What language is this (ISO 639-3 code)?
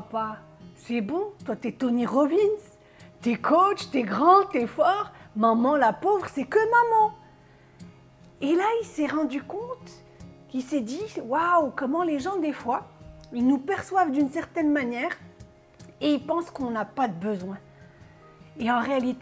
fra